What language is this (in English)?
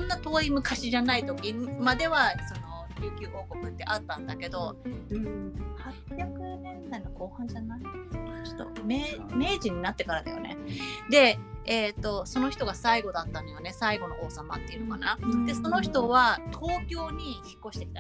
Japanese